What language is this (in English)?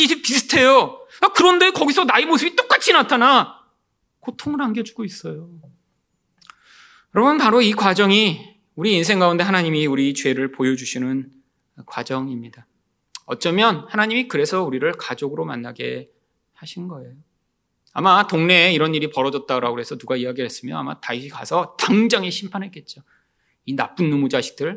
Korean